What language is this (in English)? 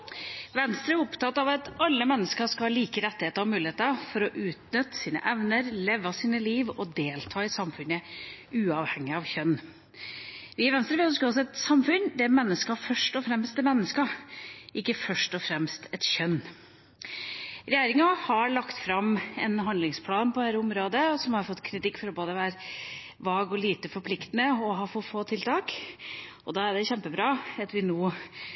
Norwegian